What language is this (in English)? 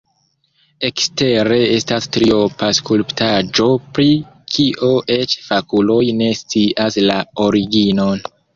Esperanto